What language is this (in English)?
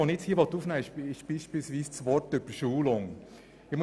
Swiss German